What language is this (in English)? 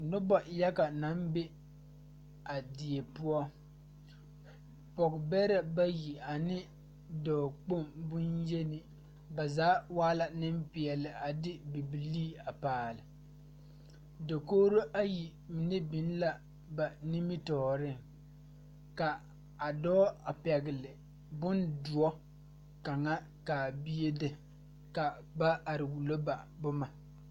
Southern Dagaare